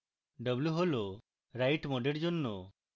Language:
Bangla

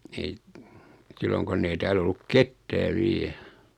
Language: Finnish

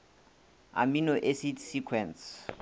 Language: Northern Sotho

